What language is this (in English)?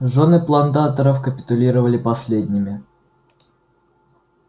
Russian